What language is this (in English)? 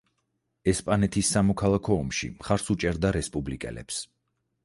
Georgian